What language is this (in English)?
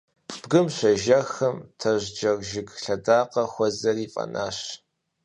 Kabardian